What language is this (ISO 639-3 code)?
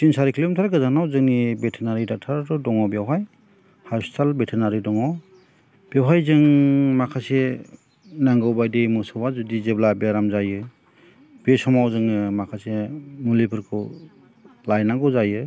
brx